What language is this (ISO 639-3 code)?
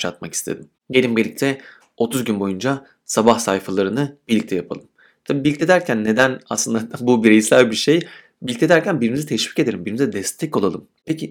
tur